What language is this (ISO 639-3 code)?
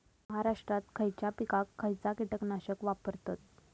mar